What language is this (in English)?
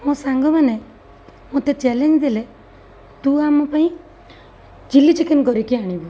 Odia